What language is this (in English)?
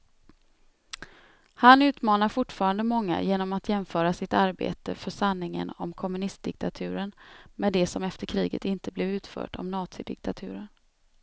Swedish